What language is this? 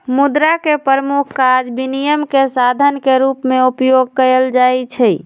Magahi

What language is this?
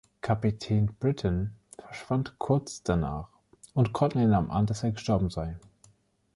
German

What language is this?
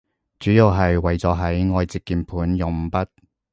Cantonese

